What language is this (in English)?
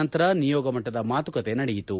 Kannada